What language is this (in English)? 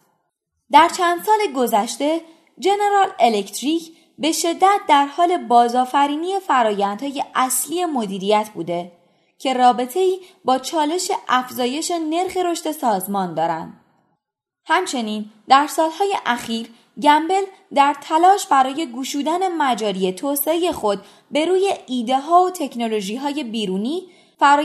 Persian